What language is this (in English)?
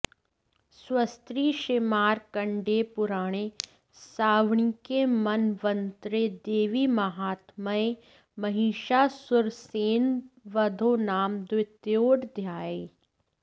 Sanskrit